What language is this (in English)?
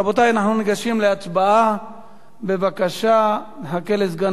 Hebrew